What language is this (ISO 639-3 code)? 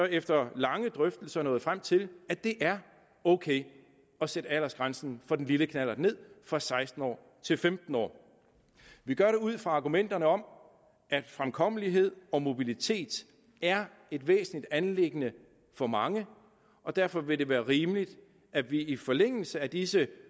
dan